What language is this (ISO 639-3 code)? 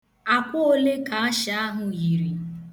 ibo